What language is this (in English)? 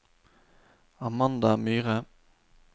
Norwegian